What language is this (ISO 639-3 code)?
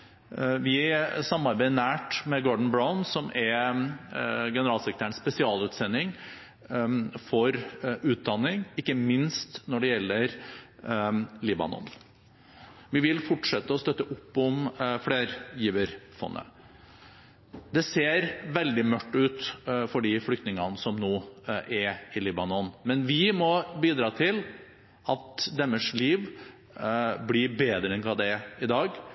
nob